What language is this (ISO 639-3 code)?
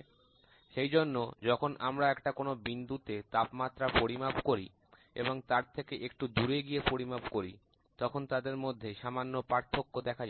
ben